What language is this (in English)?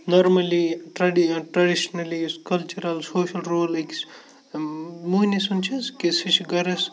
Kashmiri